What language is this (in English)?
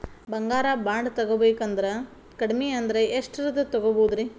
Kannada